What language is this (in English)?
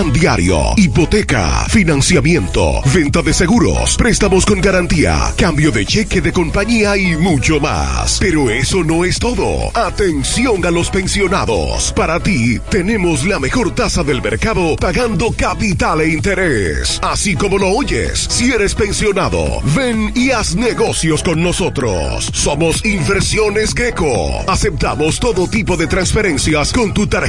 Spanish